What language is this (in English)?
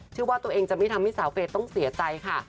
Thai